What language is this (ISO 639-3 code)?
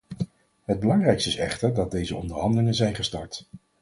nld